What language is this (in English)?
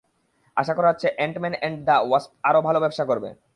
Bangla